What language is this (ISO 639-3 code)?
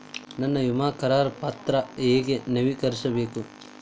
kan